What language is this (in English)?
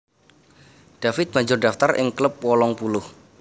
Javanese